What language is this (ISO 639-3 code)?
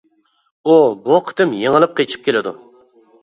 uig